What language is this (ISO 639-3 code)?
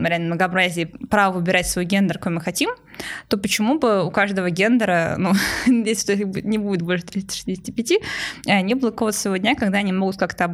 rus